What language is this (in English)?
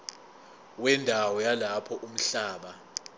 Zulu